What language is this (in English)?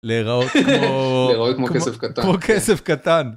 Hebrew